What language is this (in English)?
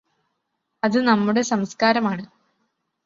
Malayalam